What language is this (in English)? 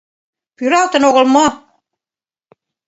Mari